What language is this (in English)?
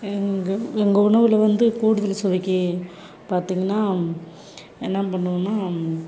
Tamil